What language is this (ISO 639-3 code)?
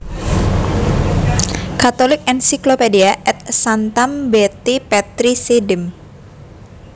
jav